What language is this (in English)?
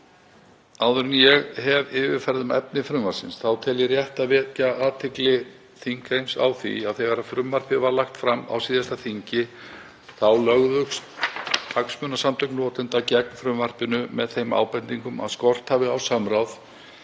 Icelandic